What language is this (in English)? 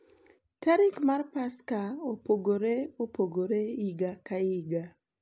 Luo (Kenya and Tanzania)